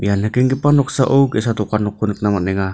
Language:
Garo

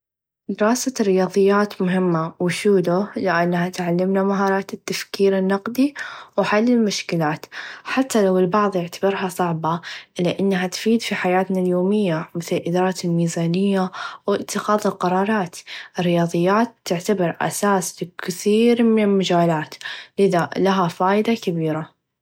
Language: Najdi Arabic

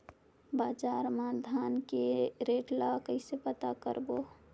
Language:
Chhattisgarhi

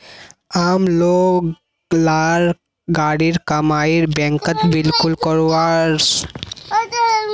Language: Magahi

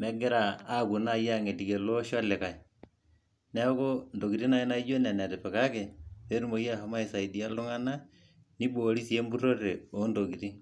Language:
Masai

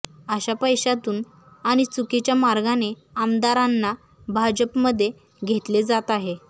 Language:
Marathi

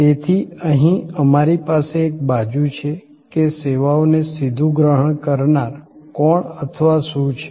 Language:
Gujarati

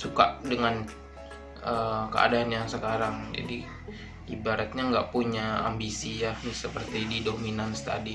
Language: Indonesian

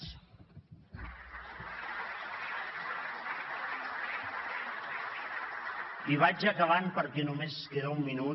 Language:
Catalan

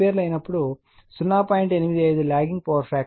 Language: Telugu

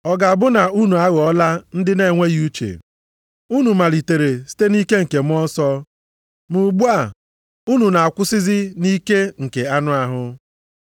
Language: Igbo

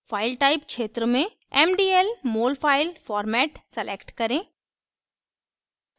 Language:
Hindi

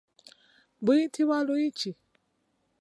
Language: Ganda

